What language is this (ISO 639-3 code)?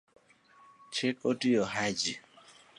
luo